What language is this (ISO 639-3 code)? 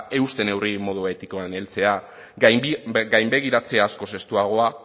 eus